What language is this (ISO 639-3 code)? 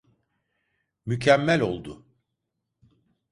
tur